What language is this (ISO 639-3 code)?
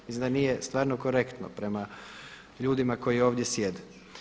hrv